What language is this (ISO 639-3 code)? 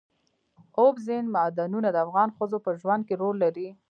pus